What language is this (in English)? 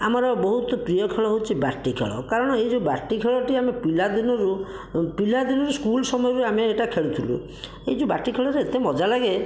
Odia